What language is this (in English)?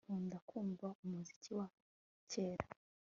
Kinyarwanda